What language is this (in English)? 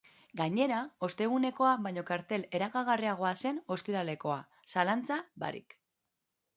Basque